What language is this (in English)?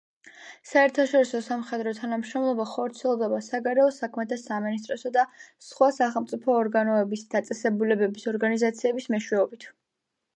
Georgian